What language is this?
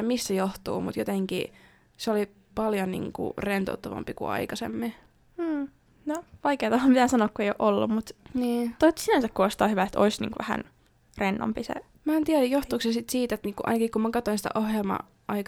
Finnish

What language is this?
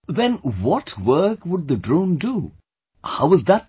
English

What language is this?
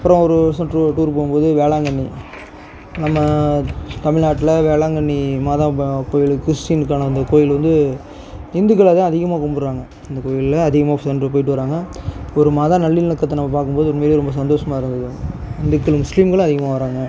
Tamil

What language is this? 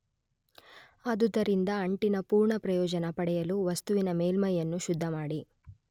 Kannada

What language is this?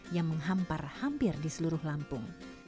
Indonesian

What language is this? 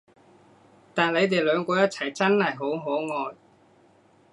Cantonese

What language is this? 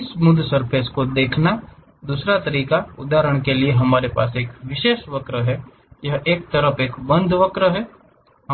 Hindi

